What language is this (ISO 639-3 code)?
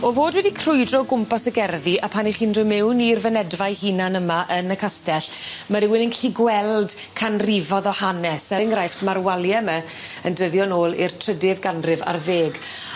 cym